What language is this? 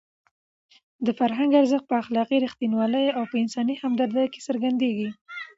Pashto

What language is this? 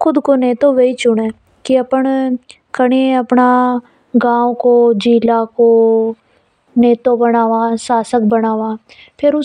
Hadothi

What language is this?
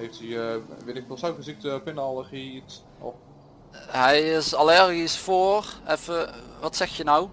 Dutch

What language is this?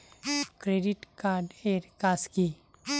Bangla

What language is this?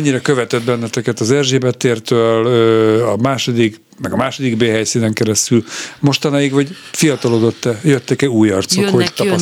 Hungarian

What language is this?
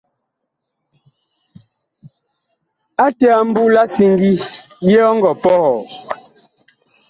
Bakoko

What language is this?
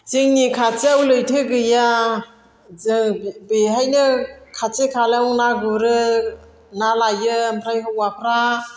Bodo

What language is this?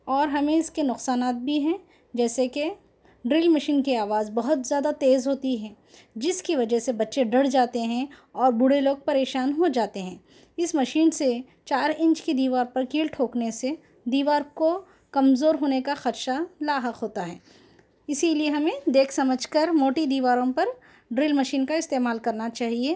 Urdu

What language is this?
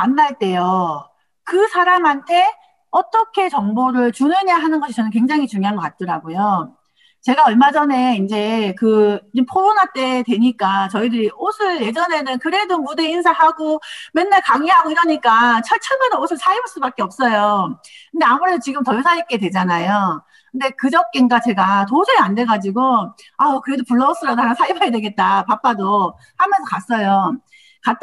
Korean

